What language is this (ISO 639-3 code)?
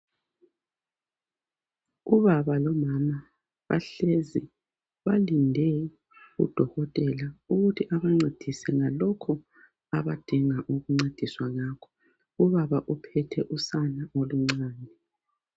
nde